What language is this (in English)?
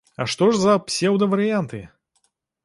Belarusian